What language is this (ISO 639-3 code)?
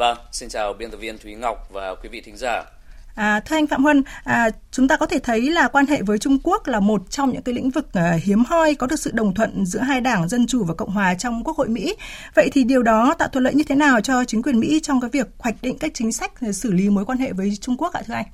vie